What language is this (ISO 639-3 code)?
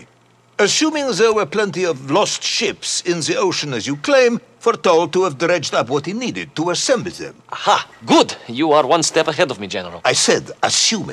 tha